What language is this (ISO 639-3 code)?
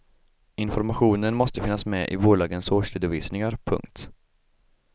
swe